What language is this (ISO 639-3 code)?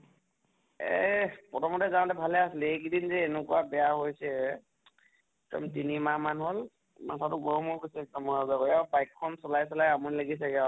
asm